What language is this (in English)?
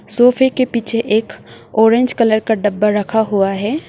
Hindi